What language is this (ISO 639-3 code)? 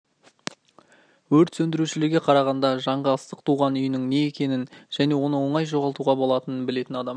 kaz